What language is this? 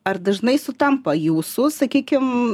Lithuanian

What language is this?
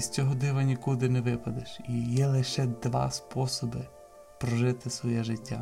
Ukrainian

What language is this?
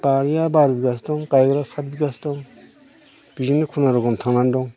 Bodo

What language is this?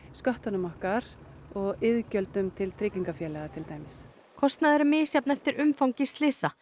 Icelandic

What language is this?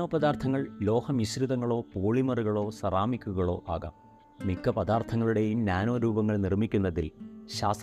Malayalam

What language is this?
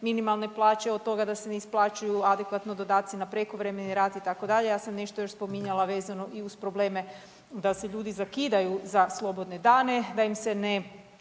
Croatian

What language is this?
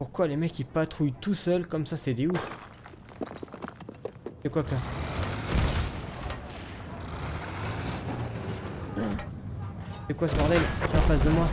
French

